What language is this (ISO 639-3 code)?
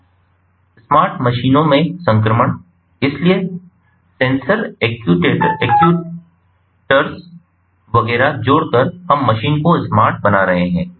hin